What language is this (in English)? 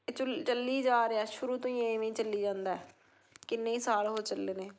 Punjabi